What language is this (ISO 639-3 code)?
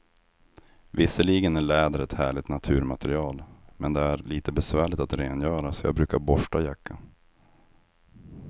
swe